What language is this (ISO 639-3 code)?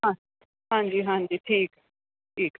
pan